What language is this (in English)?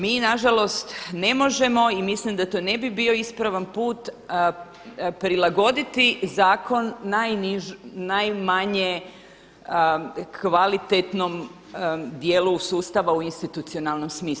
Croatian